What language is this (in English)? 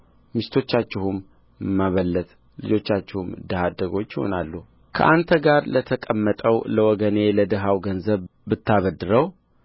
Amharic